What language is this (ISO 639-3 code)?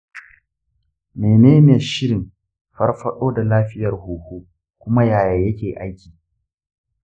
hau